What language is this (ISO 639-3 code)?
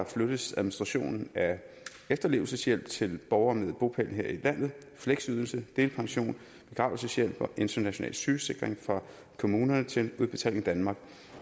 dan